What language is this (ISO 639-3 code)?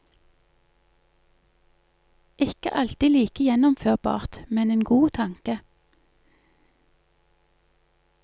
nor